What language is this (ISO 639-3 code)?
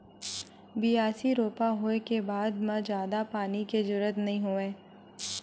hne